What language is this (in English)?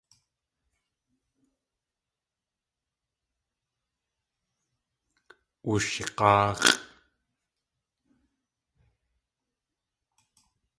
Tlingit